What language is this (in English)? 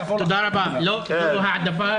Hebrew